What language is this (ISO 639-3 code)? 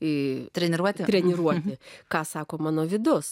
lit